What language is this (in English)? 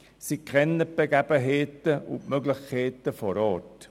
Swiss German